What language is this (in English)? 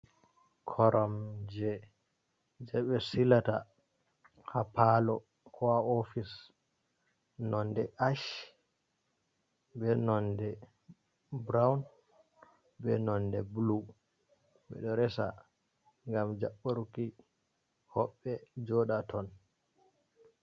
Fula